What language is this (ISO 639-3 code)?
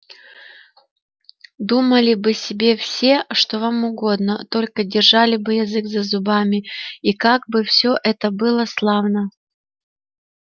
rus